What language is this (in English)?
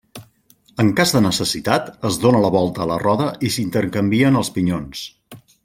Catalan